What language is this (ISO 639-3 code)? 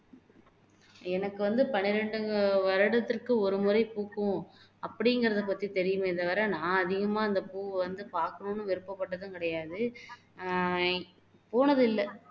tam